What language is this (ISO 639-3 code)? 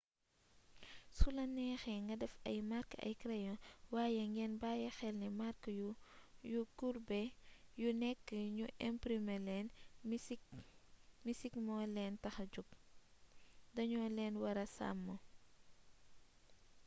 wol